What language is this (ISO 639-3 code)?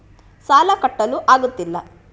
kan